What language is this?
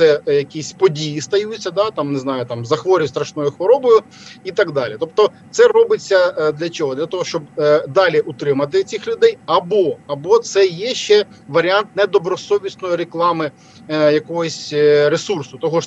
Ukrainian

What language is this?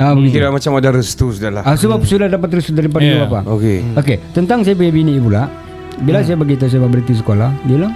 Malay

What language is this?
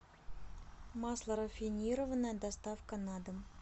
Russian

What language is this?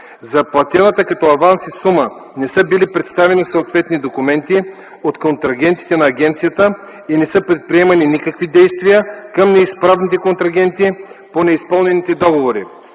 Bulgarian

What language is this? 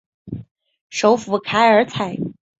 Chinese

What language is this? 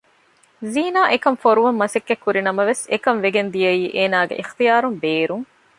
Divehi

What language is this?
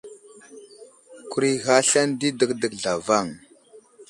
Wuzlam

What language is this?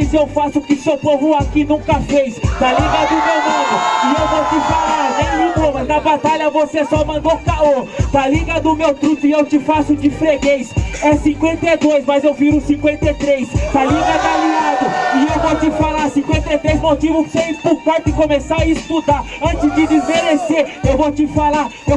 Portuguese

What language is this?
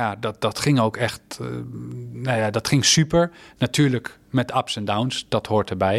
Dutch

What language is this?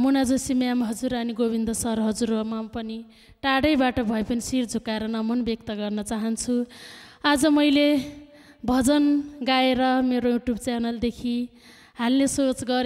Thai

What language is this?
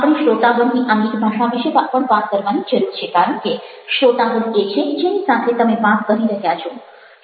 Gujarati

